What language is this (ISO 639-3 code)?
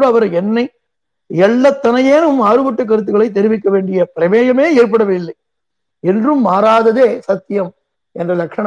tam